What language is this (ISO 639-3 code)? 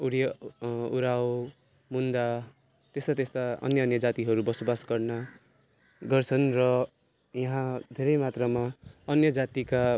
nep